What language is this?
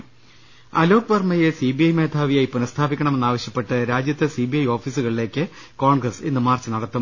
Malayalam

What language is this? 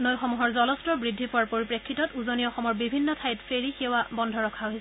Assamese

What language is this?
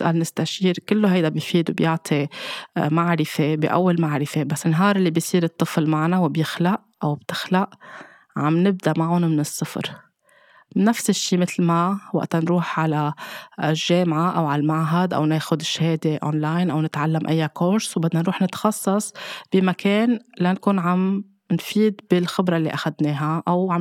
Arabic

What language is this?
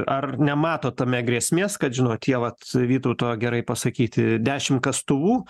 Lithuanian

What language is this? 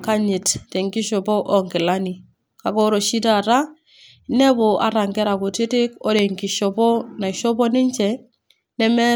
Masai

